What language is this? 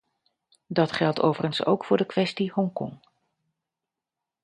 Dutch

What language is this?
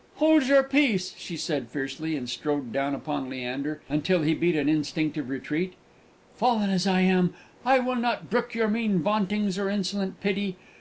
English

